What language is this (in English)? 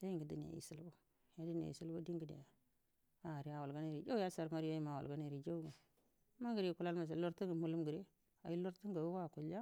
Buduma